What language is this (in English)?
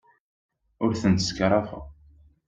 Kabyle